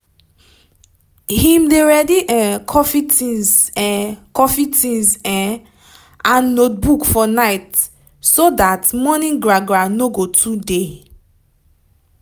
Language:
Nigerian Pidgin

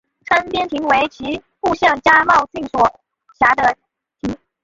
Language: Chinese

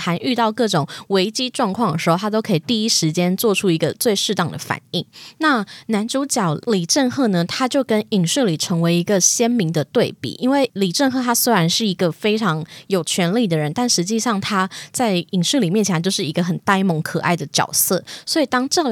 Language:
Chinese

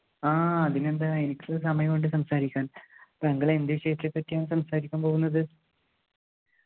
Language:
Malayalam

